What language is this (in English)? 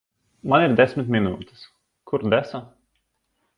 Latvian